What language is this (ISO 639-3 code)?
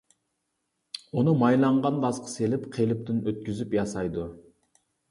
uig